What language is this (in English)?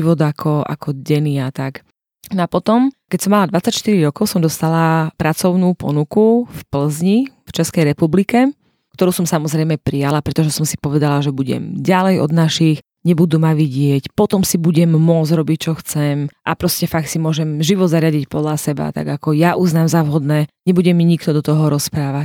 Slovak